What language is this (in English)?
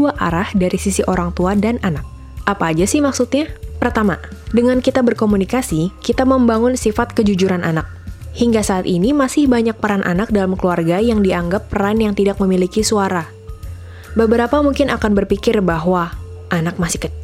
Indonesian